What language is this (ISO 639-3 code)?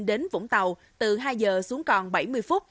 vie